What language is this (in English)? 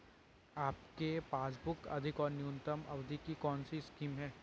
Hindi